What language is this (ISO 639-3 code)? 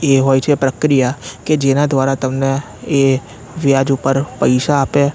guj